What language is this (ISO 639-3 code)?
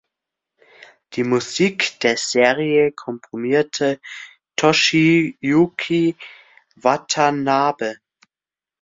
deu